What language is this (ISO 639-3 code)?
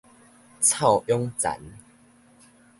nan